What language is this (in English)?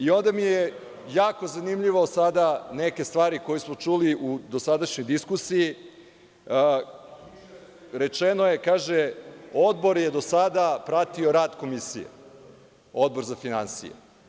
Serbian